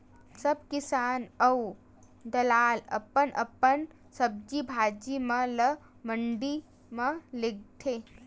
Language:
Chhattisgarhi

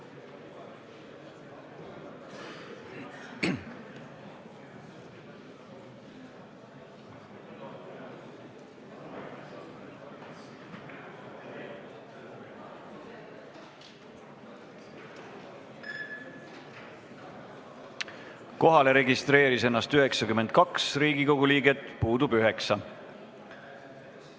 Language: Estonian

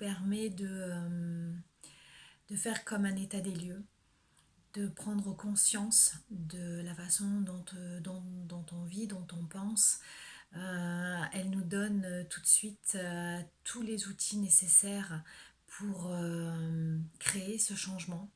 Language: French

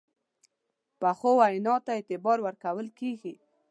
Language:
Pashto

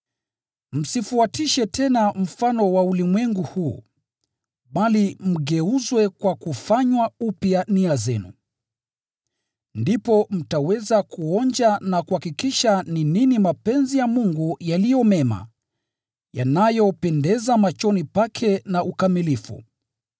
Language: Swahili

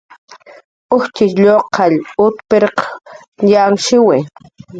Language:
Jaqaru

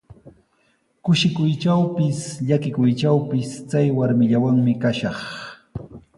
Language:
Sihuas Ancash Quechua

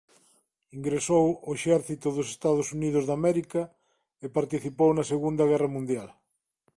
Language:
Galician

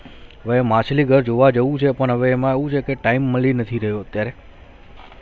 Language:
Gujarati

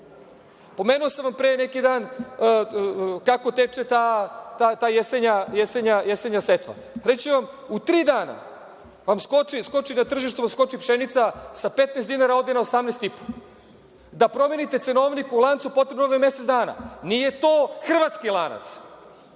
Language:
Serbian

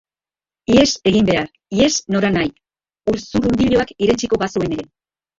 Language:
Basque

